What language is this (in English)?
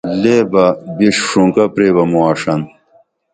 Dameli